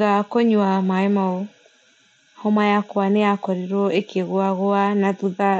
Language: Kikuyu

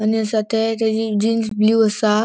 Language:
Konkani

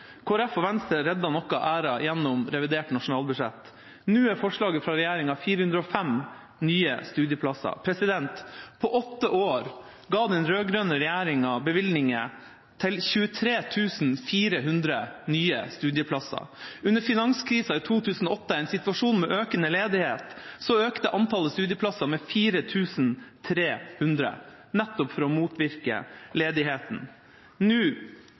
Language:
Norwegian Bokmål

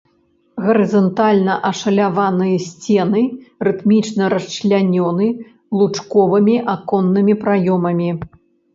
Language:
Belarusian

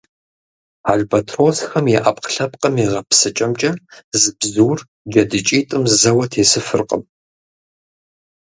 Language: Kabardian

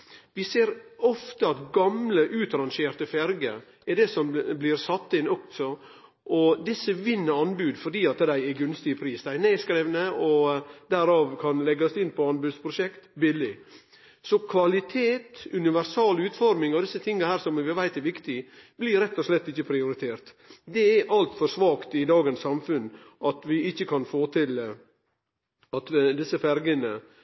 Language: Norwegian Nynorsk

